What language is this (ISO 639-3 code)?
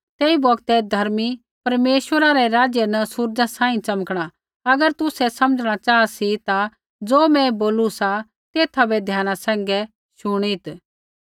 kfx